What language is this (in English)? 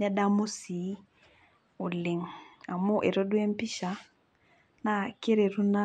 Masai